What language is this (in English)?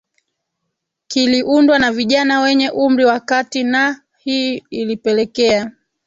Swahili